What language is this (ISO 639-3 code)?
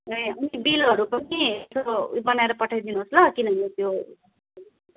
nep